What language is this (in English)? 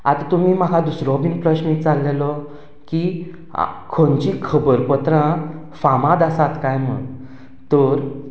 Konkani